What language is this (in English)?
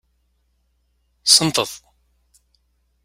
Kabyle